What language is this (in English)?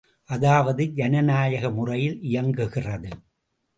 Tamil